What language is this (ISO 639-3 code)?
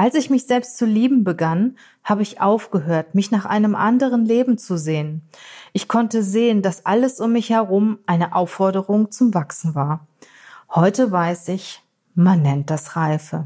deu